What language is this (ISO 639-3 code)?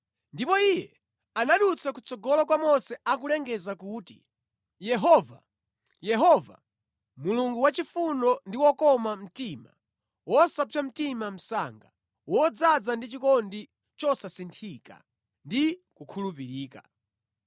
nya